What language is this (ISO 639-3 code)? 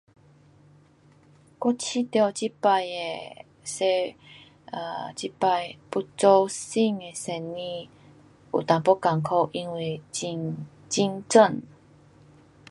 cpx